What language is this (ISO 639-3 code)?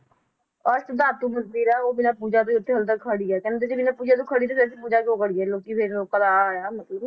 pan